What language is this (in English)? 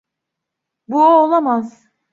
Turkish